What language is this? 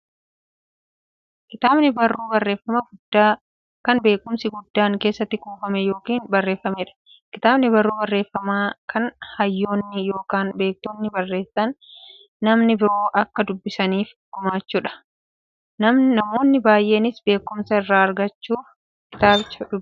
Oromo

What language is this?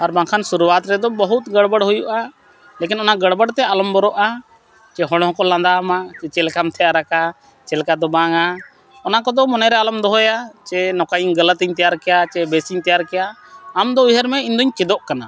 Santali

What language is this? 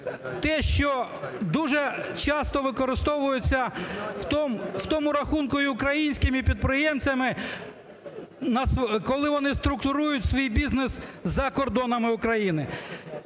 Ukrainian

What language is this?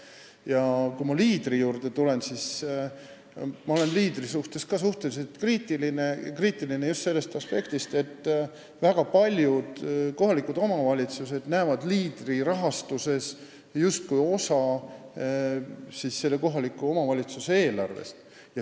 Estonian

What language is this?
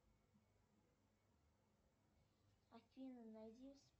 Russian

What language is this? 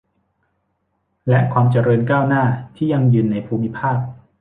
Thai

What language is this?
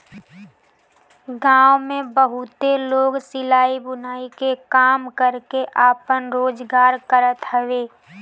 Bhojpuri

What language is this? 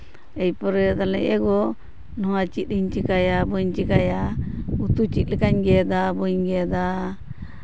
Santali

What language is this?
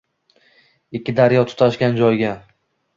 Uzbek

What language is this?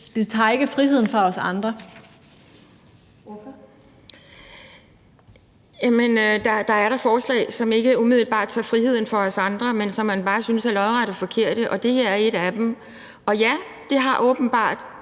Danish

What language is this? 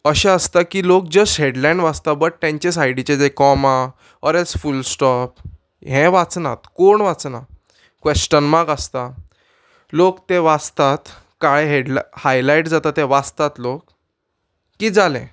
Konkani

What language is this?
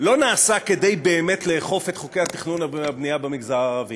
Hebrew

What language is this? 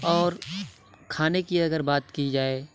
Urdu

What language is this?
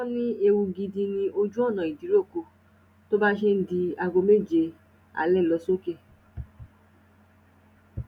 Yoruba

